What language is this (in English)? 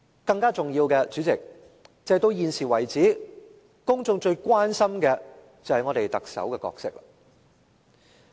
Cantonese